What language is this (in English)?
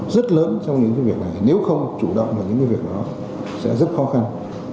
Vietnamese